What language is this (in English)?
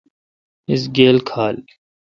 Kalkoti